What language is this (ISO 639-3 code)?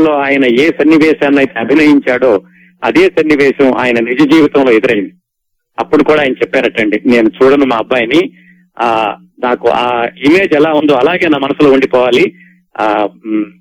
tel